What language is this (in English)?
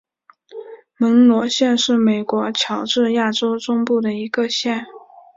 Chinese